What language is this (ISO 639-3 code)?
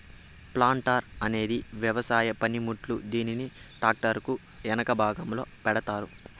tel